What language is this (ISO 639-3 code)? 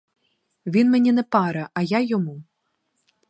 ukr